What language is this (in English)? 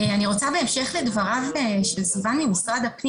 Hebrew